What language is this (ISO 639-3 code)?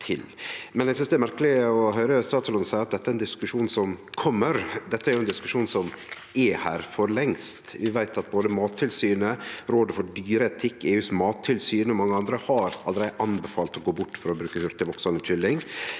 nor